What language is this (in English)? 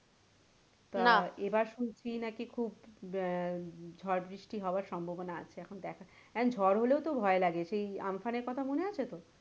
Bangla